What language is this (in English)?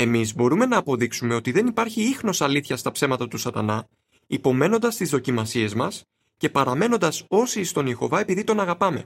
Greek